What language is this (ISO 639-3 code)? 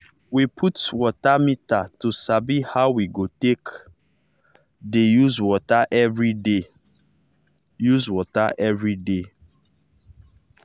pcm